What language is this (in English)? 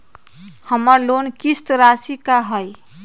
Magahi